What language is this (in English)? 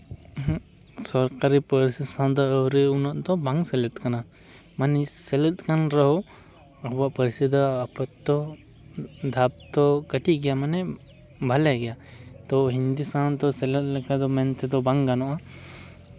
Santali